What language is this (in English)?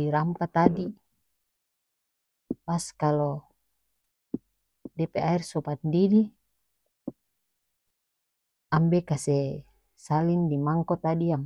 North Moluccan Malay